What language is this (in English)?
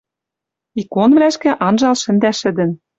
Western Mari